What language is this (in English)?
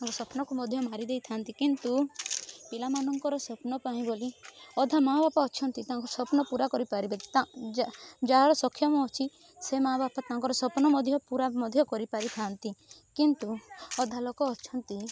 Odia